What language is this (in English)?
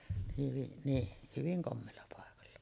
Finnish